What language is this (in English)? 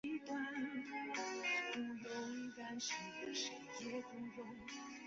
Chinese